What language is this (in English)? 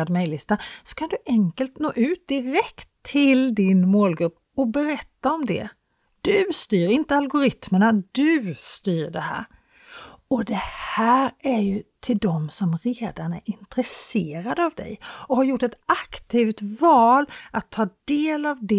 Swedish